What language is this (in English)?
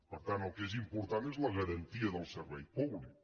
Catalan